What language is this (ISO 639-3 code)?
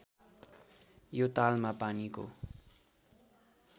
nep